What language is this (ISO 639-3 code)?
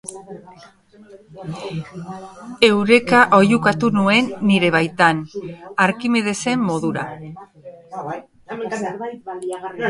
eus